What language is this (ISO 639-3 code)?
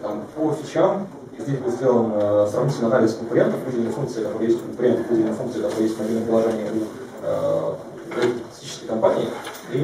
rus